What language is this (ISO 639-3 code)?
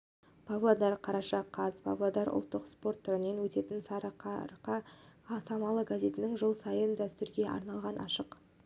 kaz